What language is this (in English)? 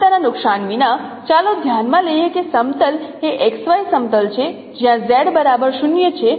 Gujarati